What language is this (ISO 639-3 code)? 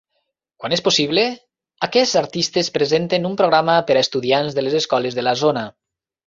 cat